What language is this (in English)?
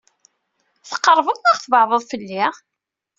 Kabyle